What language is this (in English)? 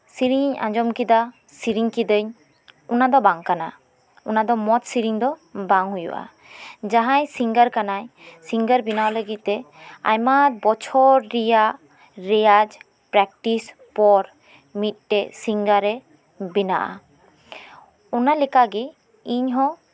Santali